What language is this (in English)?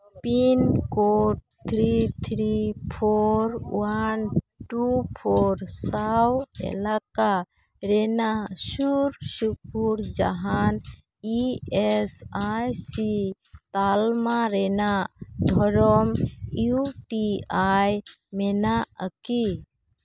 Santali